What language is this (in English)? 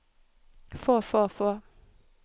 Norwegian